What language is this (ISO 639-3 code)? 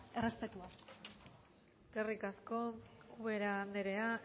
eus